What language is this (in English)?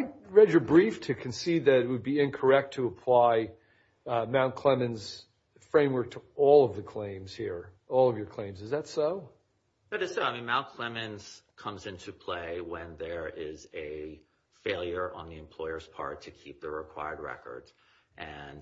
English